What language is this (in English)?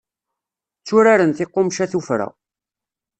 Kabyle